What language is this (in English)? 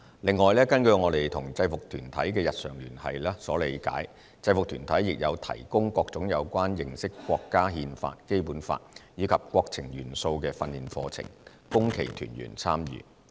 Cantonese